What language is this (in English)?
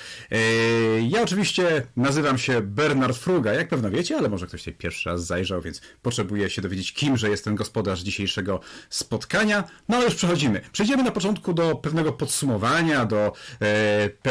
Polish